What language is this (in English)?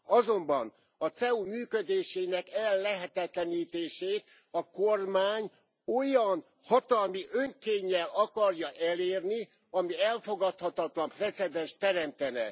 Hungarian